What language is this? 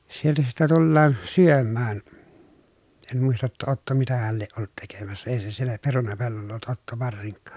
Finnish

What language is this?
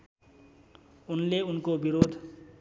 Nepali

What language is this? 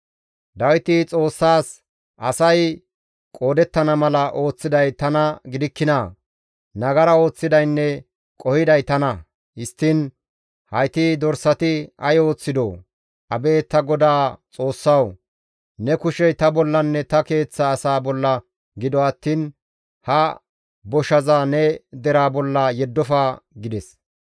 Gamo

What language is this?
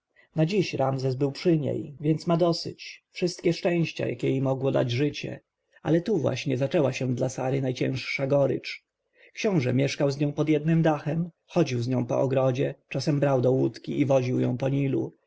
Polish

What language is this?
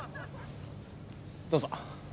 Japanese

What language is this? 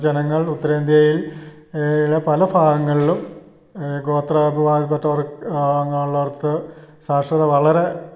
Malayalam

